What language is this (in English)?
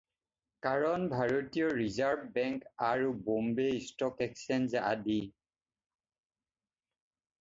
Assamese